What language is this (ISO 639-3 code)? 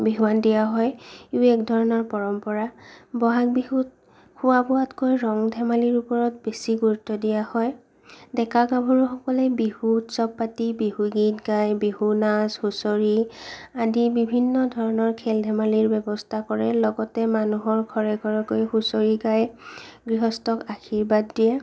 asm